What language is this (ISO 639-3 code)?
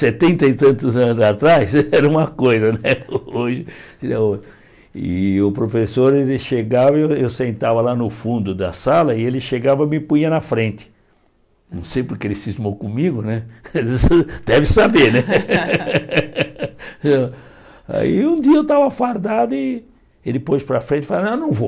por